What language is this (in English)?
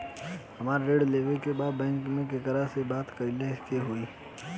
Bhojpuri